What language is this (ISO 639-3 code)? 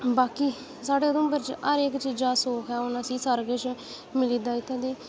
doi